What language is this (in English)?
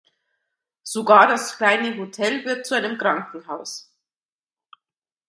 German